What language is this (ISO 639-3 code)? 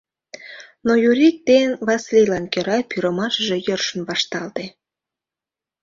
chm